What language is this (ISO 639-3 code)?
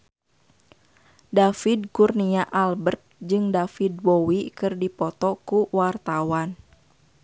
sun